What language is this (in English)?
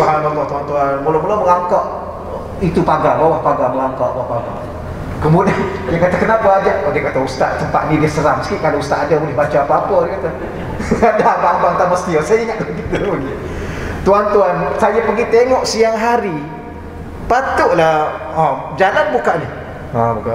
Malay